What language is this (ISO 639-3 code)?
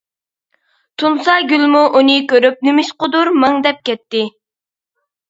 uig